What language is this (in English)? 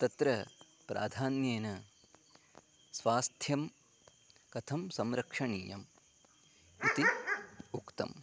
Sanskrit